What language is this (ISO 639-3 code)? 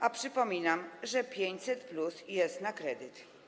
pol